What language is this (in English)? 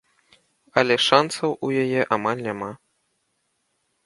Belarusian